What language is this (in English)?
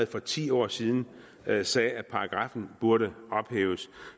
Danish